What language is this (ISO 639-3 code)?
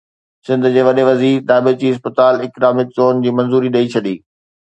snd